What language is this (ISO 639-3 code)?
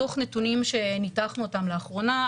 heb